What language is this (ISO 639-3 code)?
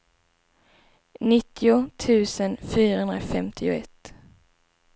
swe